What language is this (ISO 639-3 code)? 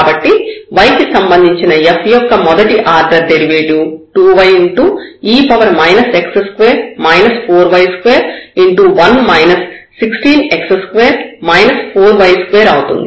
tel